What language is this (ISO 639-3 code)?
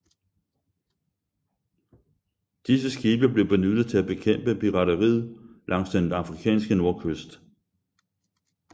dan